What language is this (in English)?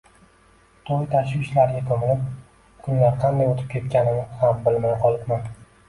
Uzbek